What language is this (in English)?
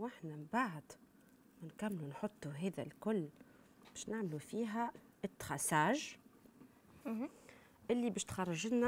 Arabic